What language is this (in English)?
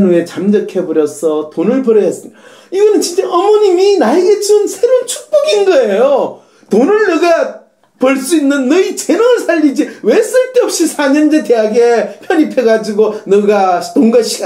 Korean